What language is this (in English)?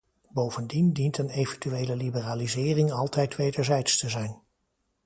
Dutch